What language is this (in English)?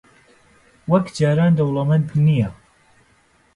Central Kurdish